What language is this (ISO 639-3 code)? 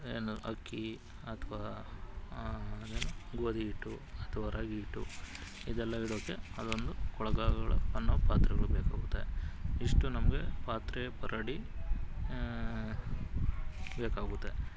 kan